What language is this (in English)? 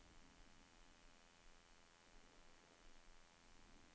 Norwegian